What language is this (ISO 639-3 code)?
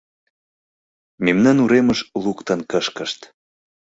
chm